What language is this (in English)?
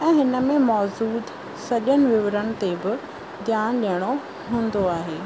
Sindhi